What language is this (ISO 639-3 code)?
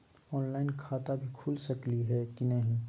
mag